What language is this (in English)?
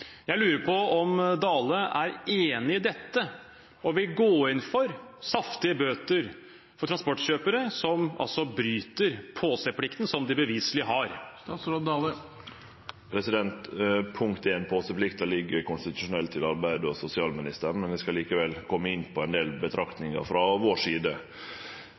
Norwegian